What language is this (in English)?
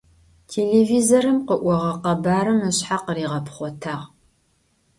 Adyghe